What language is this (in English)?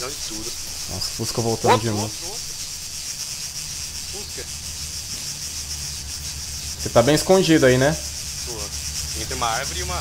Portuguese